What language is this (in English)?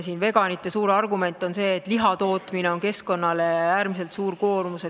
Estonian